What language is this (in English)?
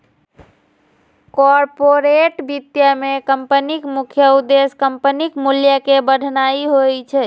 Maithili